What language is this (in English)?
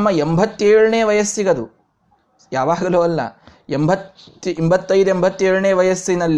Kannada